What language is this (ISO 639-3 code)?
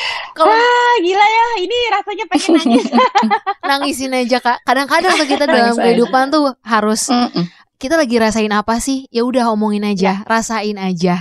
ind